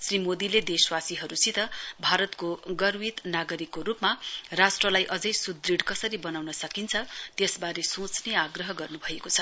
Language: Nepali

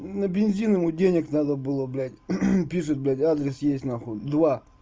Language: Russian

